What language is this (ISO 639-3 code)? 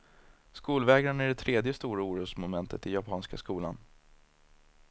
swe